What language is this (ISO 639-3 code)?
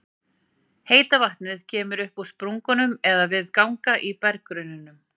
isl